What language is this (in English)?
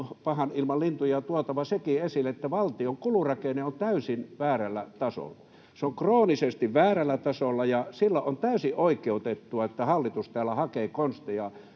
Finnish